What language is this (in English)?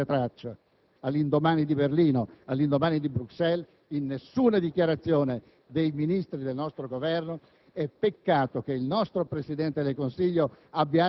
Italian